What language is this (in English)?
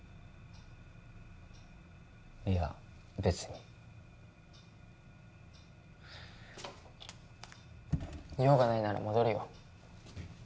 Japanese